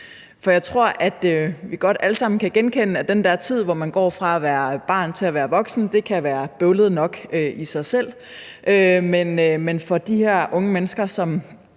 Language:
Danish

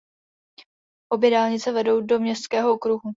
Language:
Czech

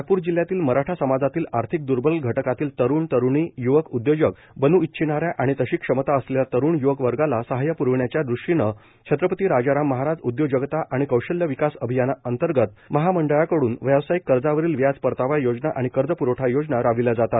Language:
Marathi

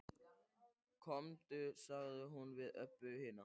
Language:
Icelandic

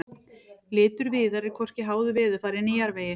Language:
Icelandic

